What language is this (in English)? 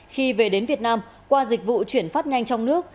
Vietnamese